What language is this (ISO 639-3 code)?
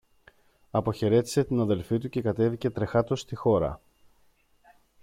ell